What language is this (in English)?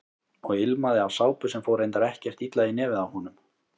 Icelandic